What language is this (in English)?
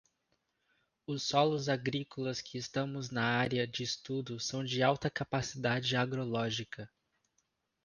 Portuguese